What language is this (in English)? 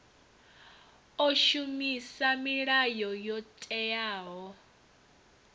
Venda